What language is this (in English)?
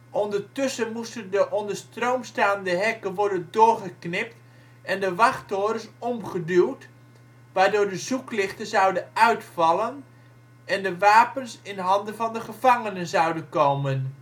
Dutch